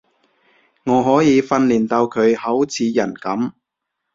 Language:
Cantonese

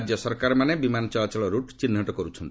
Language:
Odia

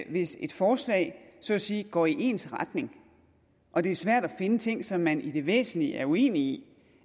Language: Danish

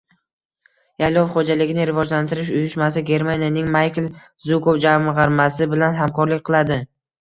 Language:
Uzbek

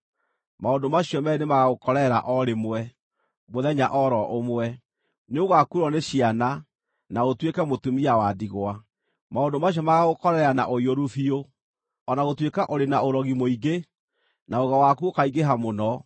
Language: Kikuyu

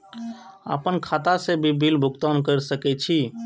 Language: Maithili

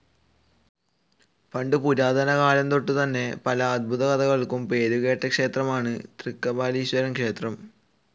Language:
Malayalam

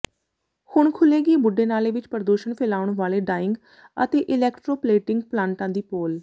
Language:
Punjabi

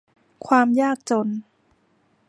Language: Thai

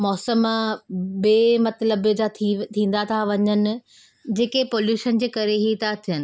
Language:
Sindhi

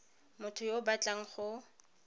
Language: Tswana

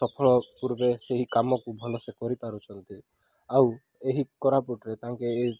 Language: Odia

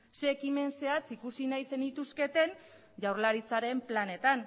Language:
Basque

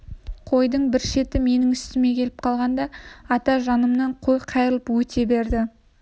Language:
Kazakh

